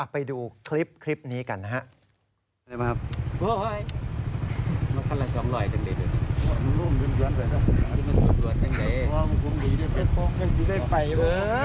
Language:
Thai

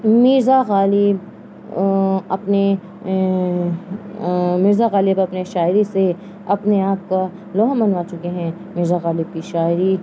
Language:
Urdu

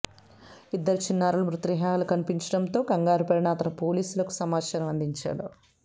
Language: Telugu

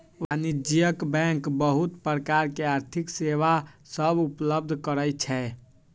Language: Magahi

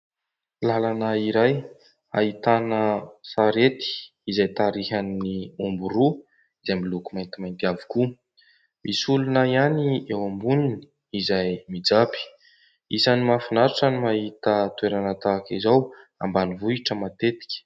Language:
Malagasy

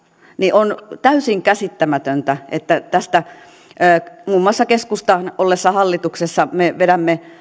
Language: Finnish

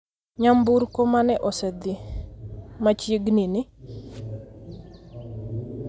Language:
Luo (Kenya and Tanzania)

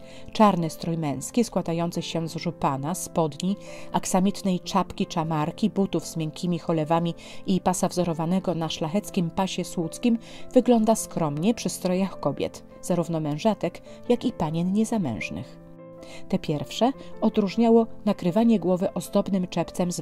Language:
Polish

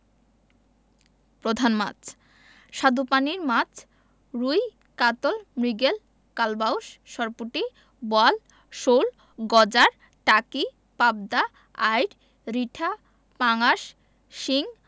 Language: Bangla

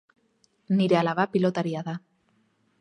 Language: Basque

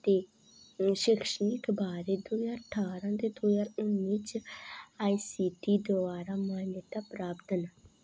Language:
Dogri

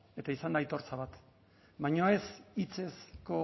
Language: Basque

